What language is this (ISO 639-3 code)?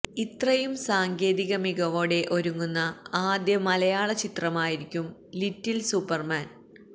mal